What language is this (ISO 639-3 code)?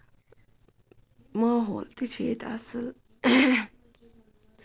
kas